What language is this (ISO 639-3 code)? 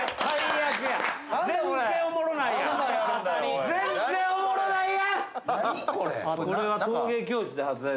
jpn